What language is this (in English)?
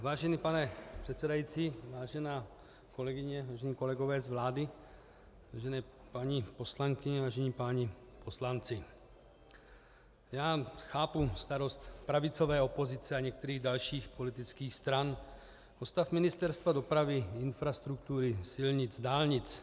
Czech